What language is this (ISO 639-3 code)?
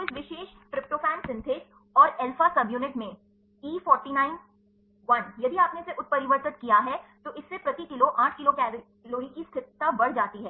hin